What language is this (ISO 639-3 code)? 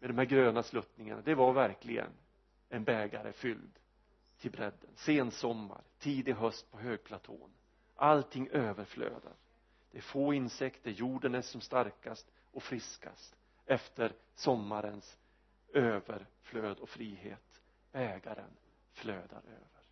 swe